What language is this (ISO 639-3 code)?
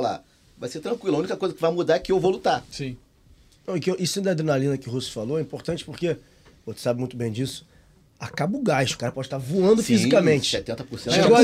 por